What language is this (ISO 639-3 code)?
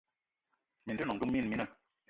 eto